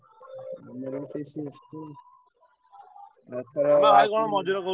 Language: Odia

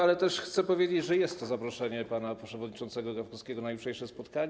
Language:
Polish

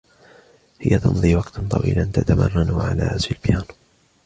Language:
Arabic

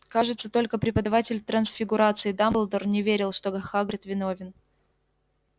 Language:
Russian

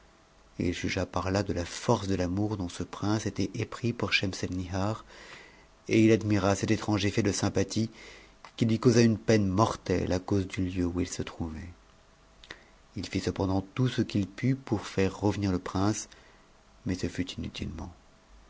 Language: French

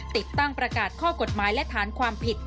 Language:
Thai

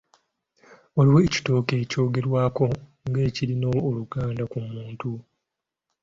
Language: Ganda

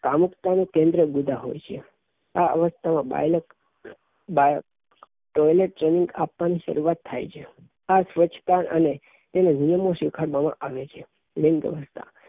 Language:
Gujarati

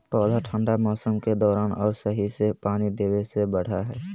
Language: Magahi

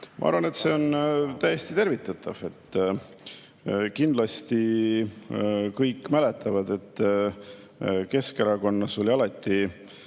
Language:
Estonian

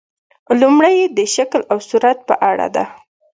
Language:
Pashto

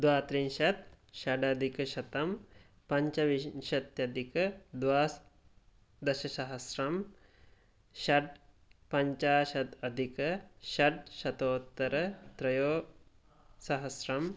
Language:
Sanskrit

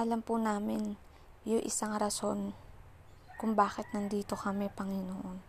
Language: Filipino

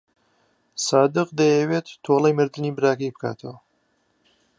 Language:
Central Kurdish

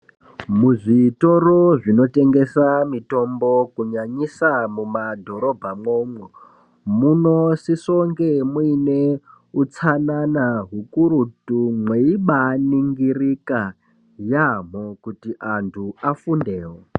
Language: Ndau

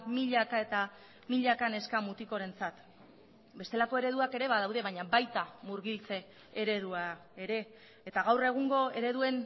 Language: Basque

